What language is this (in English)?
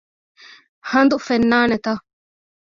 Divehi